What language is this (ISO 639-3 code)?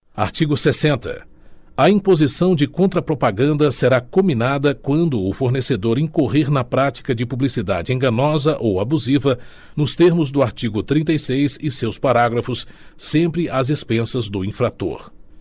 por